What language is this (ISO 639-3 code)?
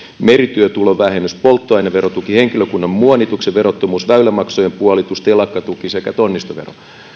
fin